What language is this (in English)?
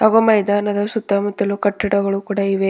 Kannada